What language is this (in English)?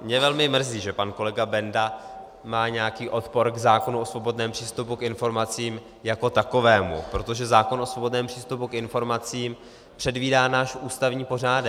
Czech